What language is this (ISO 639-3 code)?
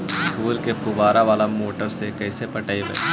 mag